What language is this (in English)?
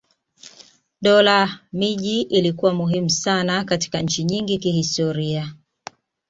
Swahili